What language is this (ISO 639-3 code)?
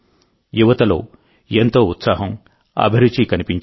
tel